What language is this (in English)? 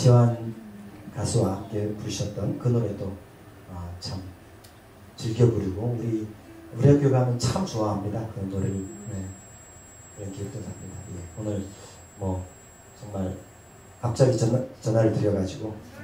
Korean